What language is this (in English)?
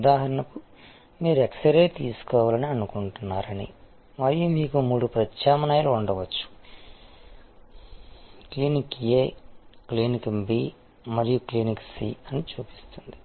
Telugu